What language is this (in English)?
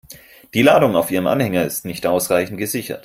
German